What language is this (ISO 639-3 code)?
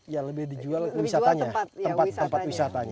ind